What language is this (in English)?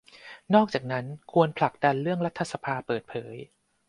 Thai